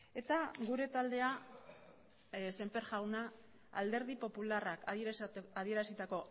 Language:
Basque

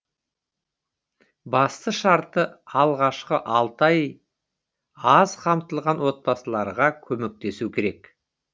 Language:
Kazakh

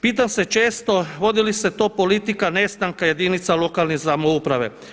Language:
Croatian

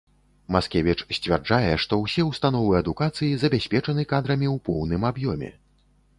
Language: Belarusian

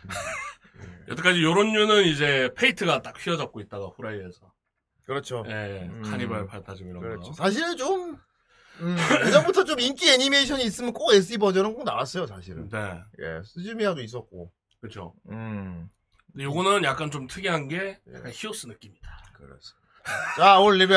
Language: Korean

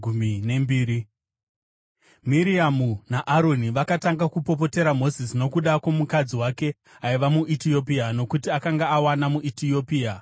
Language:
Shona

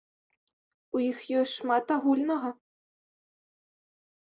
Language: Belarusian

